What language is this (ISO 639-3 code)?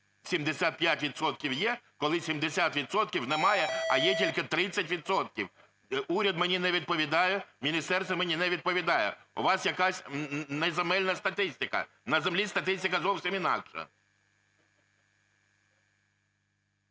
ukr